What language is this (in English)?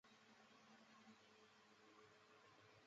Chinese